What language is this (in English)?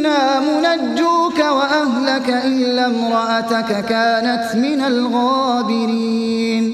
Arabic